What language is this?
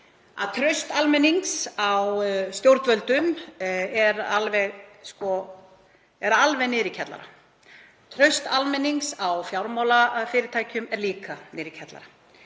Icelandic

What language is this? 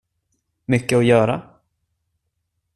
Swedish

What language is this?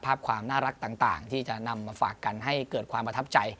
Thai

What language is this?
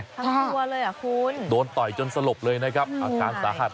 Thai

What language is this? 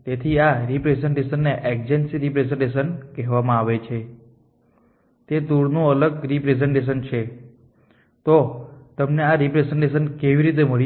Gujarati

